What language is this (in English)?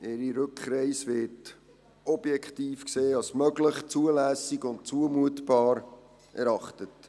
Swiss German